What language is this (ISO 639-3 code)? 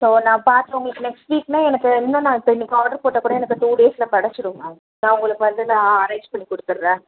tam